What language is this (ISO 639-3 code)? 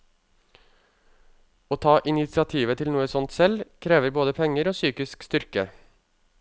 nor